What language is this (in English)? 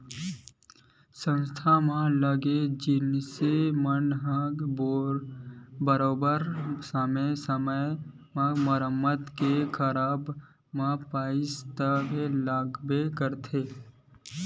Chhattisgarhi